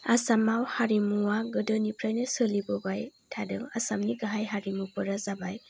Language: Bodo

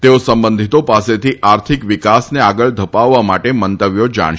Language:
Gujarati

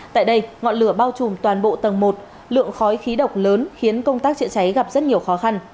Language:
Vietnamese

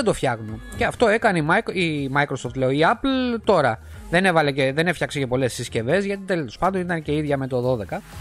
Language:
Greek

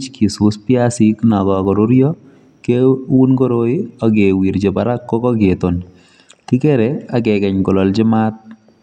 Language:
Kalenjin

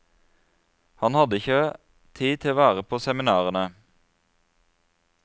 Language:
Norwegian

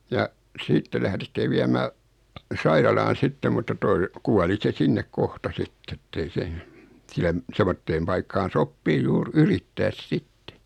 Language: Finnish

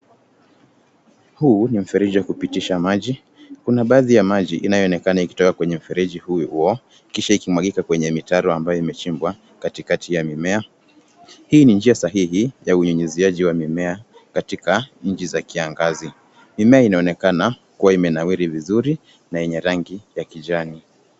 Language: Swahili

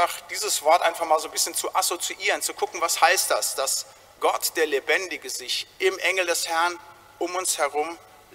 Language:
German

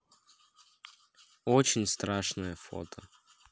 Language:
Russian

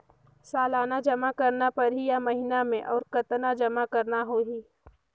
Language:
Chhattisgarhi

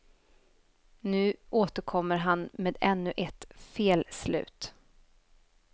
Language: Swedish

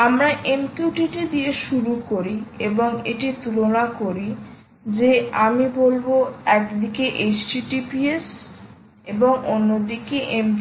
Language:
Bangla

